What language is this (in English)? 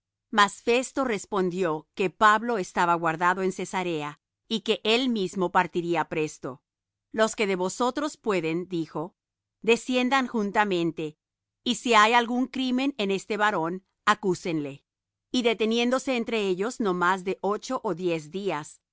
Spanish